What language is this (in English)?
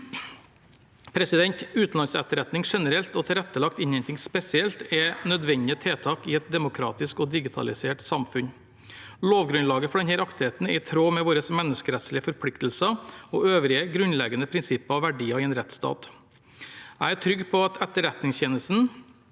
Norwegian